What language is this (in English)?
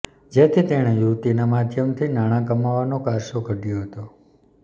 Gujarati